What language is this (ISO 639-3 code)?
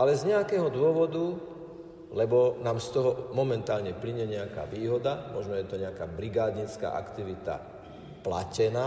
slk